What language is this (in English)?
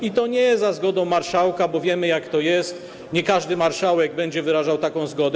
Polish